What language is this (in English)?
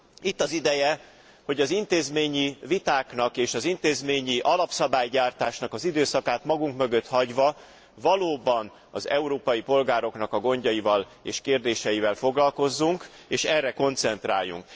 Hungarian